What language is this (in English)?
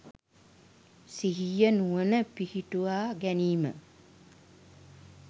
Sinhala